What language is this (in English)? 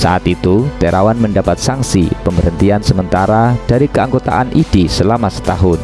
Indonesian